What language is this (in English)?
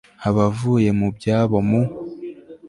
Kinyarwanda